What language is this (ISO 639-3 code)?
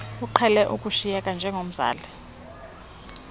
xho